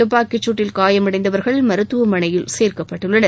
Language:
Tamil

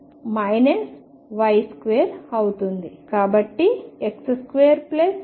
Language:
Telugu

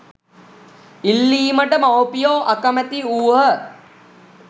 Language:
Sinhala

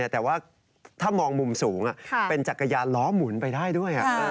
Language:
Thai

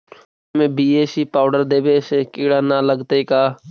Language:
Magahi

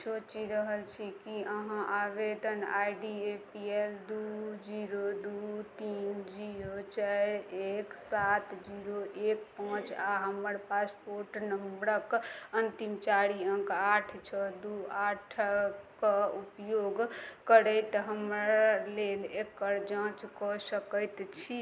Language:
Maithili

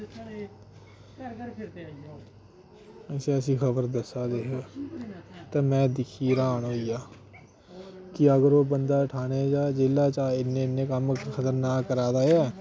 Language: Dogri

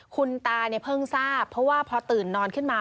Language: Thai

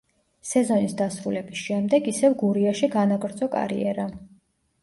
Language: Georgian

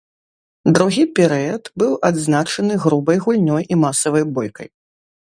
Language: Belarusian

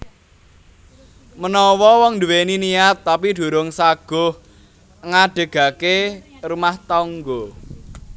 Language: Javanese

